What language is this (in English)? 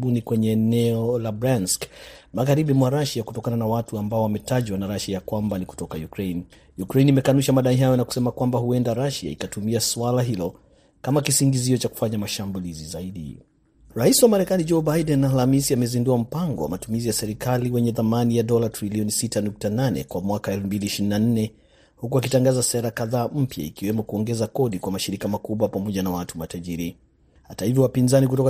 Swahili